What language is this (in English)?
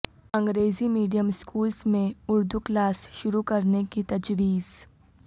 Urdu